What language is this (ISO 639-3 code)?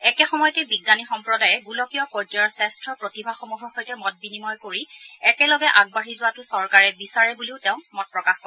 asm